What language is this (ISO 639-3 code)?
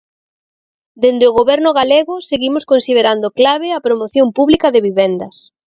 glg